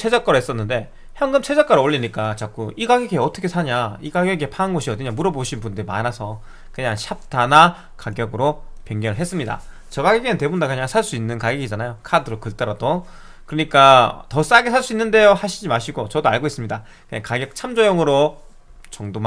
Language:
Korean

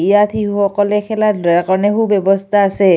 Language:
Assamese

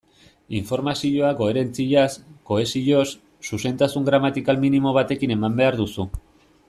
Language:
Basque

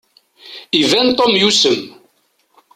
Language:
Kabyle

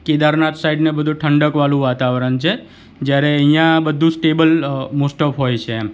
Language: Gujarati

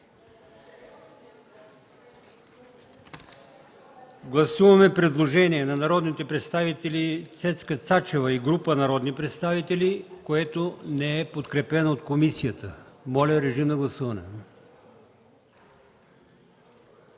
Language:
Bulgarian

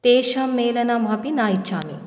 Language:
Sanskrit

